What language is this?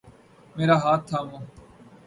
Urdu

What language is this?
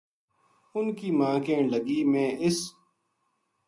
Gujari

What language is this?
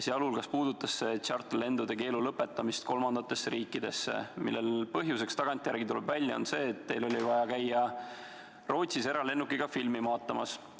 Estonian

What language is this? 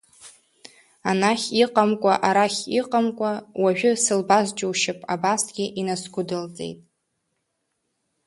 Abkhazian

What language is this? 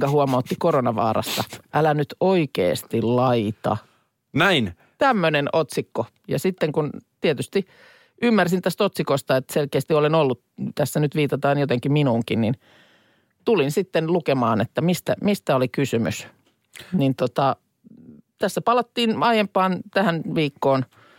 Finnish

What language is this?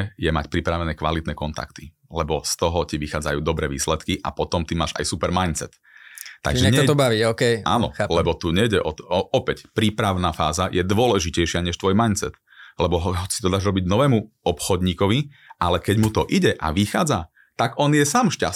Slovak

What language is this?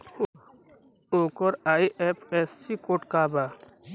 Bhojpuri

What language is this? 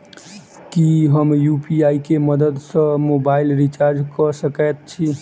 Maithili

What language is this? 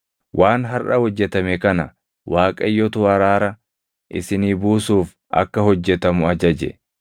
Oromo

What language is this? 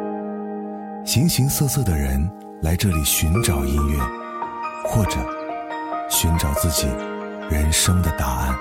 Chinese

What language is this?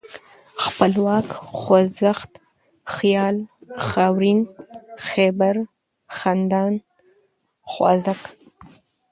Pashto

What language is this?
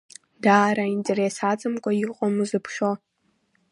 Abkhazian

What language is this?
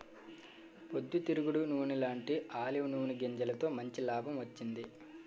Telugu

